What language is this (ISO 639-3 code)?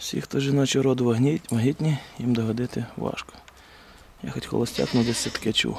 ukr